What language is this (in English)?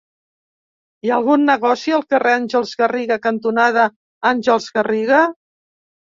Catalan